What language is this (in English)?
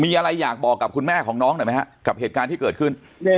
Thai